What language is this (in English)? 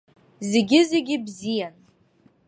Abkhazian